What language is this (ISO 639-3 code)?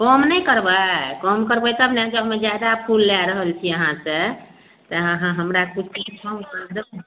mai